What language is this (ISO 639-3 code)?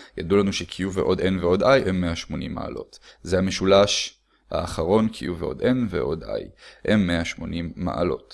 heb